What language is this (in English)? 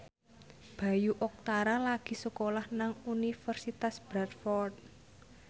Javanese